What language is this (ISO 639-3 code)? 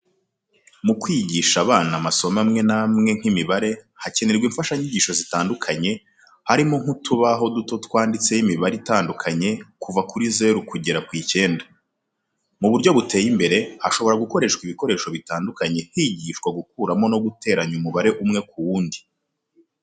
kin